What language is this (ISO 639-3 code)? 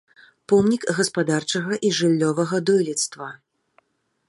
bel